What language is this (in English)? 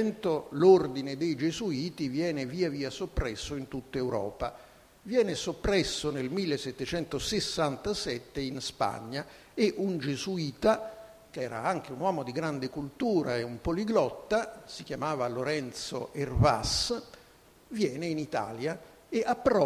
Italian